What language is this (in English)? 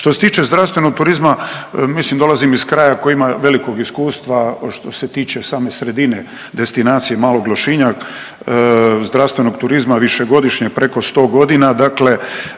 Croatian